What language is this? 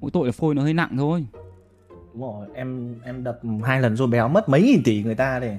Vietnamese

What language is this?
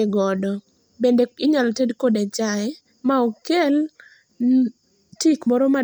Luo (Kenya and Tanzania)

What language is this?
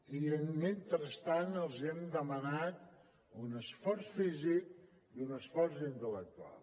Catalan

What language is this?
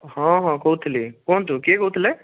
Odia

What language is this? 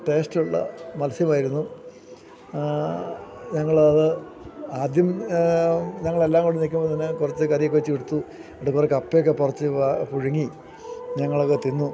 Malayalam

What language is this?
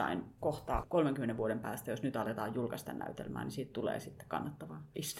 Finnish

